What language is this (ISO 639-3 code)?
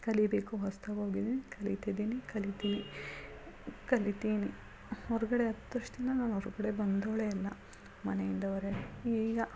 kan